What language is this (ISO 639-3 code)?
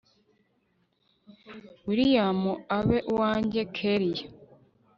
kin